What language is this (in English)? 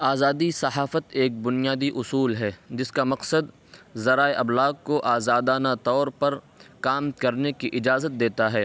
Urdu